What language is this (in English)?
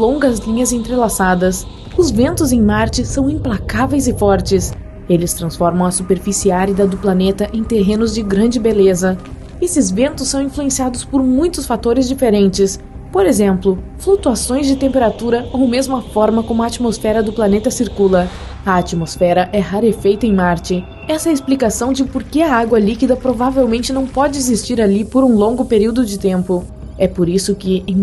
Portuguese